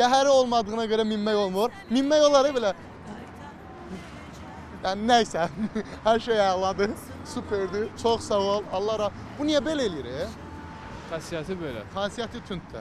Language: Turkish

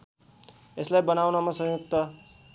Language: Nepali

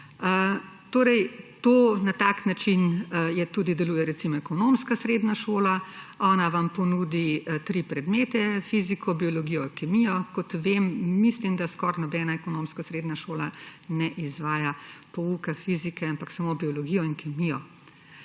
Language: Slovenian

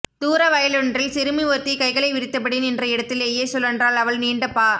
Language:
Tamil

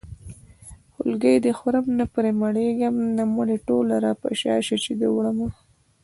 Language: Pashto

